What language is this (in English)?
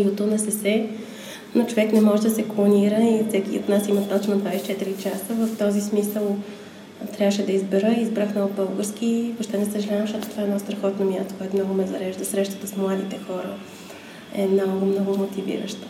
Bulgarian